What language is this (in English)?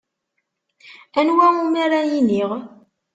Kabyle